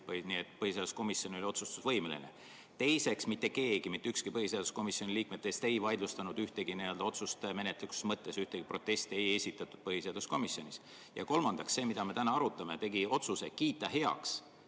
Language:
Estonian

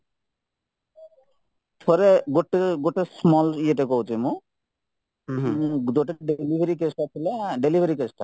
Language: Odia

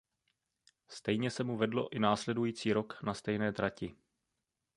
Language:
Czech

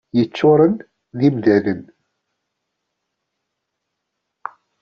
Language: Kabyle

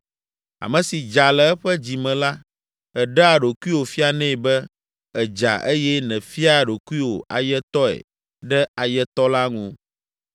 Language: Ewe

